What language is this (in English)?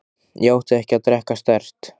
Icelandic